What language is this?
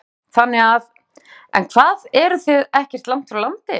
Icelandic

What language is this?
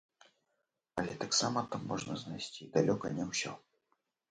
Belarusian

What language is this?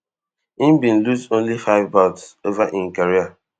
Nigerian Pidgin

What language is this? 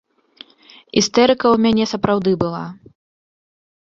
Belarusian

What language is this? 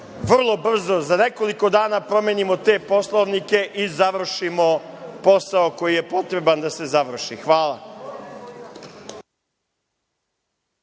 Serbian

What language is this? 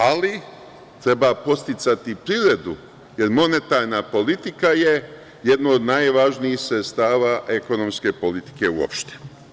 Serbian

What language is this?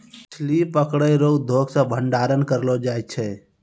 Maithili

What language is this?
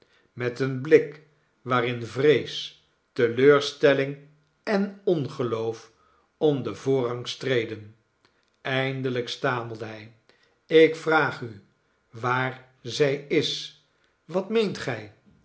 Dutch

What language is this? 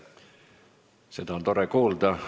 Estonian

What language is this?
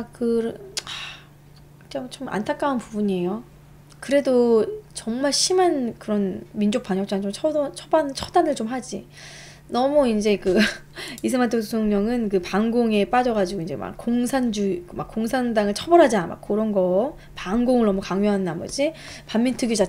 Korean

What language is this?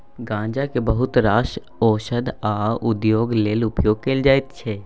Maithili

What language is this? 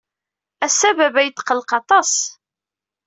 Kabyle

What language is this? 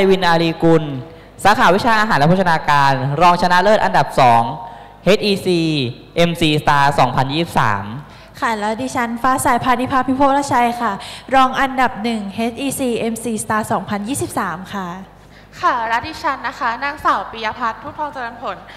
Thai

